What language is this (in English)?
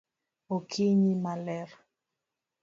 Luo (Kenya and Tanzania)